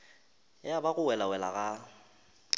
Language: Northern Sotho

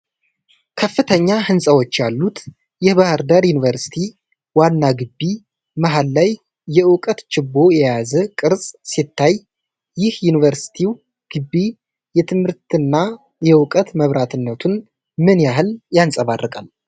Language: Amharic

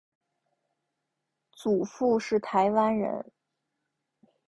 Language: Chinese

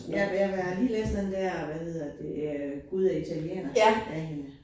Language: Danish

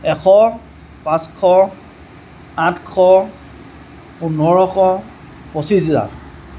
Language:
Assamese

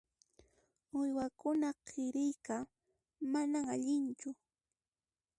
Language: Puno Quechua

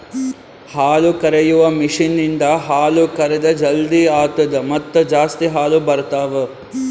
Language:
Kannada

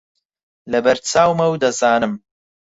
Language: Central Kurdish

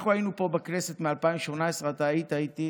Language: Hebrew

